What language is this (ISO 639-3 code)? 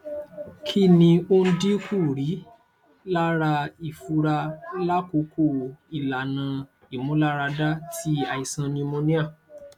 yor